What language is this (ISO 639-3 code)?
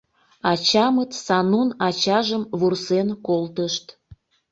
chm